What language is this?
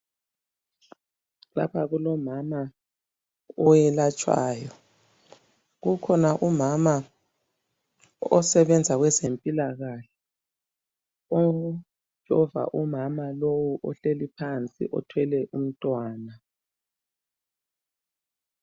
North Ndebele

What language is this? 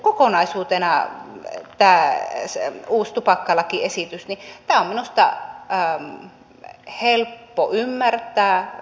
Finnish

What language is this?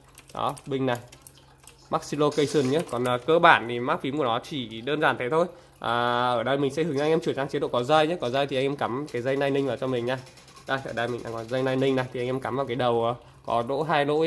Vietnamese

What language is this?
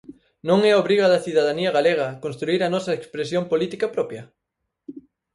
Galician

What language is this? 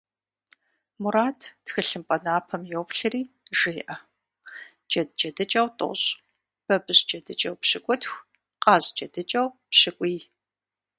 Kabardian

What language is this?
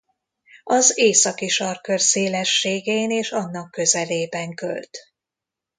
Hungarian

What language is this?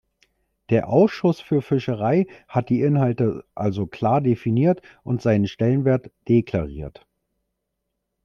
German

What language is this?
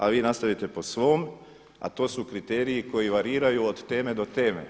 Croatian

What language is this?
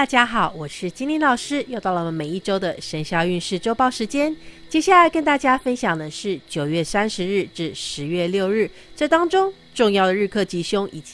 Chinese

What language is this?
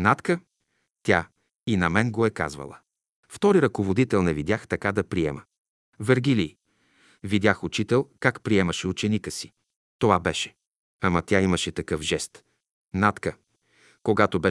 Bulgarian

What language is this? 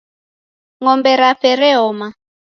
Taita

